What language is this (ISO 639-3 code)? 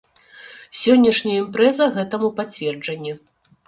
bel